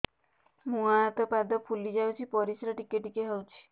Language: Odia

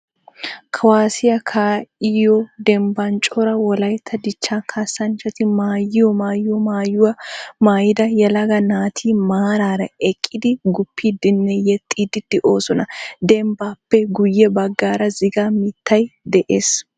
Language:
Wolaytta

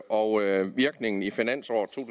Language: Danish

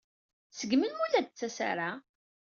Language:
Kabyle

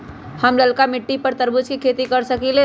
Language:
Magahi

